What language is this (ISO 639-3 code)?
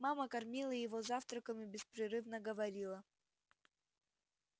rus